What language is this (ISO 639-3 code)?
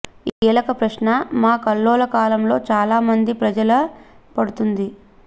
tel